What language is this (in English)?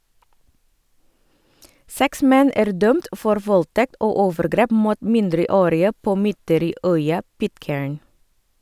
Norwegian